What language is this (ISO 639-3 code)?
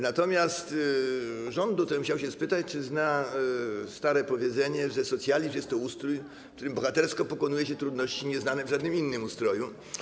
pol